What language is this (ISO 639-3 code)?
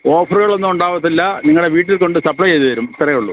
mal